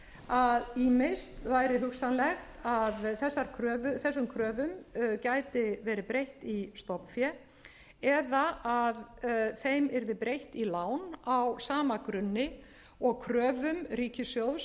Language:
Icelandic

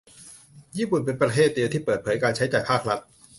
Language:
Thai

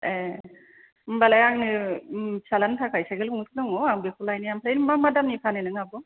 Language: Bodo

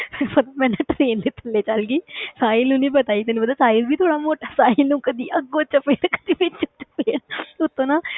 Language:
Punjabi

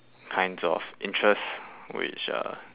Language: English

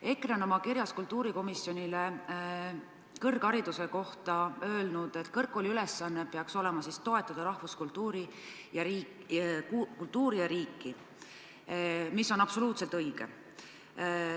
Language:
Estonian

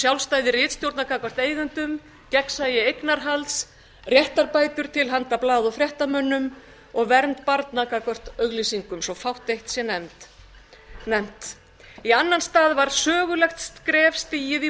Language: Icelandic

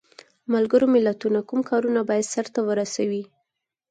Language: Pashto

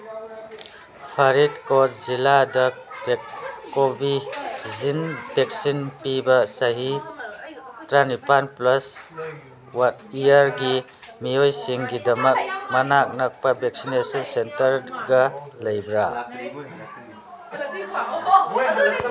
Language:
Manipuri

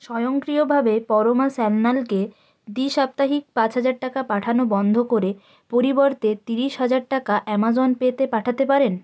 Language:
Bangla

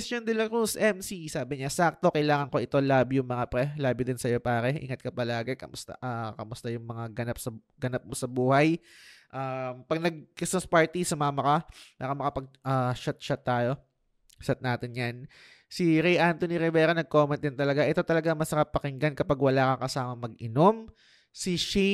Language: Filipino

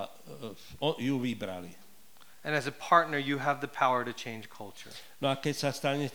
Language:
Slovak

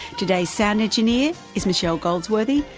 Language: English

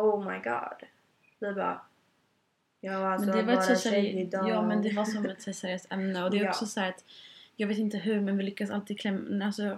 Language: Swedish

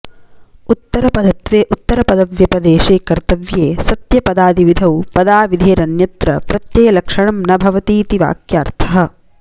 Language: Sanskrit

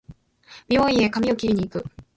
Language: Japanese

